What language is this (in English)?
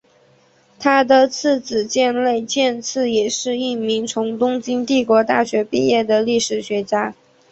Chinese